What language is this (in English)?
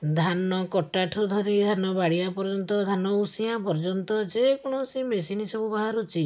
Odia